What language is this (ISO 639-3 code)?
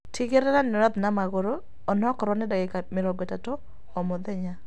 kik